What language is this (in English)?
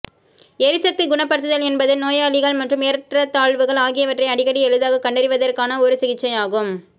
Tamil